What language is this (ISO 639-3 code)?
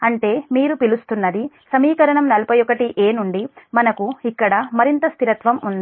tel